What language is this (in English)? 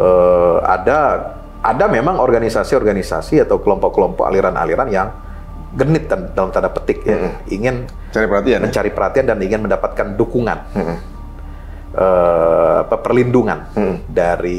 Indonesian